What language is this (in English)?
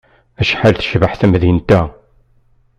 Kabyle